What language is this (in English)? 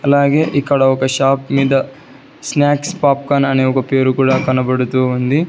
Telugu